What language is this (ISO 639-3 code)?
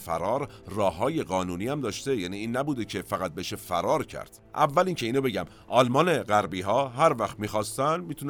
fas